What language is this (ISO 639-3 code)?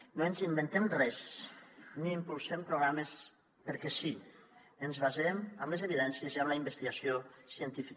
cat